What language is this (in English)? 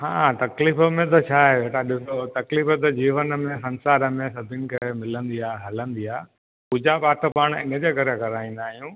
Sindhi